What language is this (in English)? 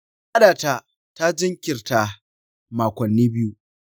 Hausa